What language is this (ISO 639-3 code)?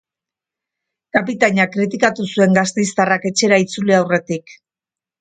eus